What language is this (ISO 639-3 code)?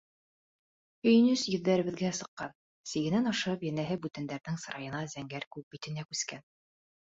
bak